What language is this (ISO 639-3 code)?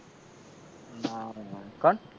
guj